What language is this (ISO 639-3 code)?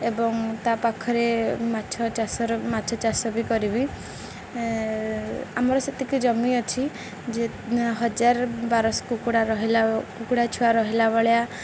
ori